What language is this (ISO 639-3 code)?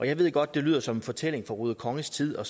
dan